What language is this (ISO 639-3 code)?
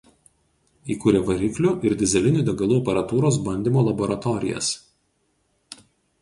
lit